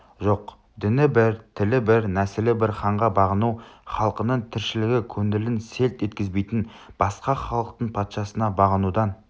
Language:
Kazakh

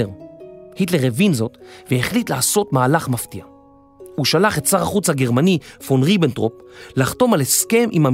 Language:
Hebrew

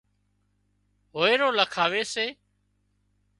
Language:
Wadiyara Koli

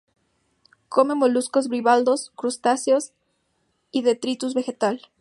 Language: Spanish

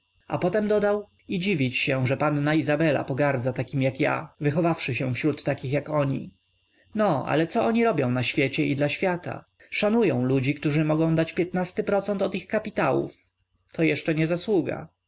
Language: Polish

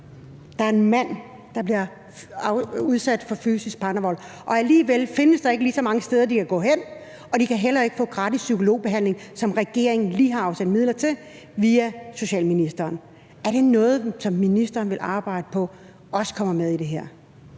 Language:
Danish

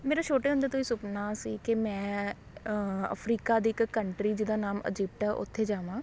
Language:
Punjabi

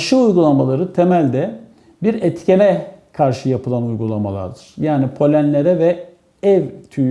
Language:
Turkish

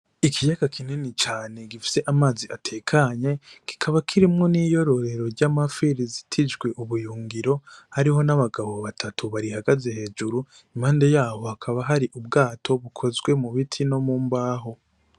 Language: Rundi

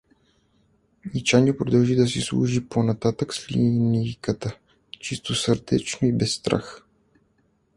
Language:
Bulgarian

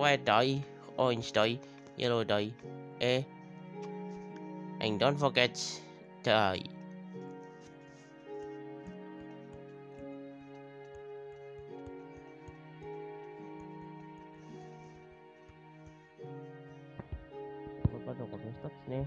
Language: English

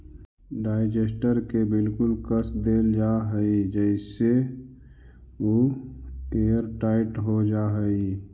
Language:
Magahi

